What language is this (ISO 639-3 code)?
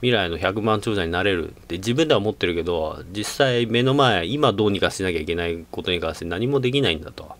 jpn